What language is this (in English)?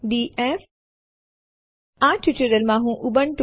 Gujarati